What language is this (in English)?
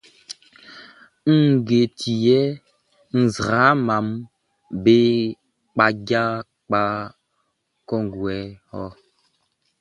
Baoulé